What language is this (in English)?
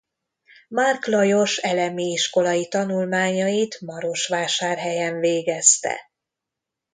Hungarian